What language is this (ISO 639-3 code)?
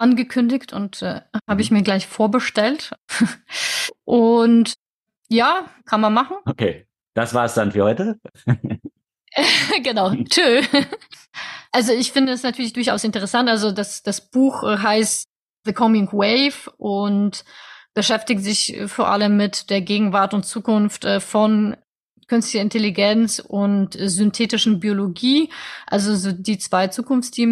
deu